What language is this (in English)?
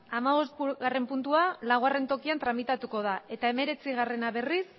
Basque